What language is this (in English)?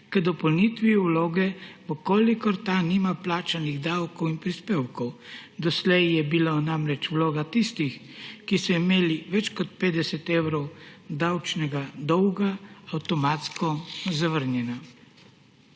Slovenian